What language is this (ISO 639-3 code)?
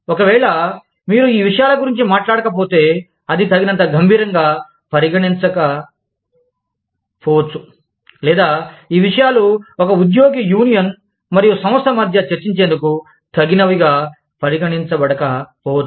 tel